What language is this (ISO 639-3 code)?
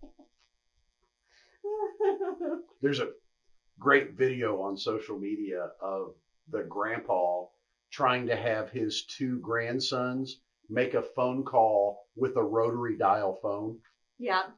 eng